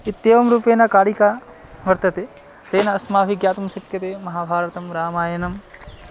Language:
Sanskrit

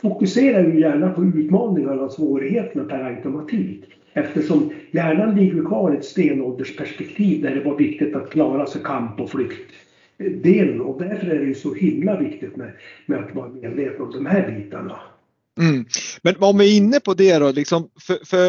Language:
Swedish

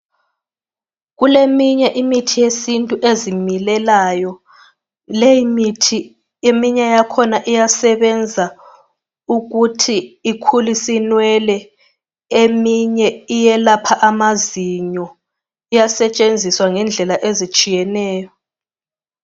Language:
North Ndebele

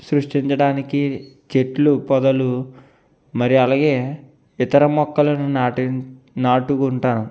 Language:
Telugu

